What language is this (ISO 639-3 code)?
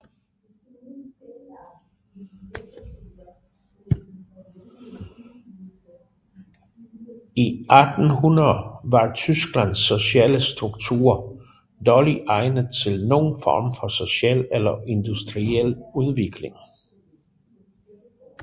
dan